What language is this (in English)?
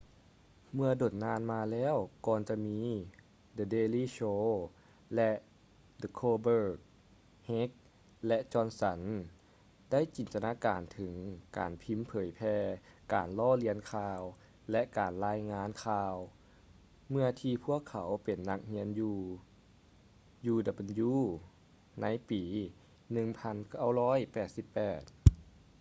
Lao